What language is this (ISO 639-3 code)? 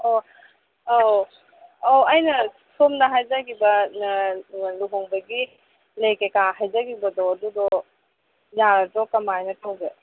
mni